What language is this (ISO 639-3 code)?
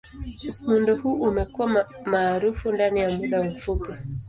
swa